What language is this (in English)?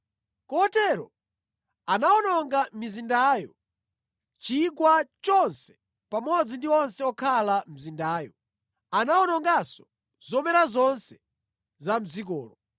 Nyanja